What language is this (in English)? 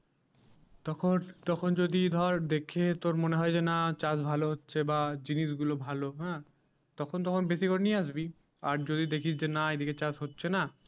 Bangla